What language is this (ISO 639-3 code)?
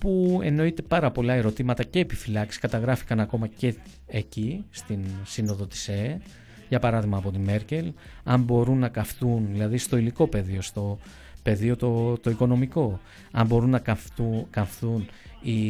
ell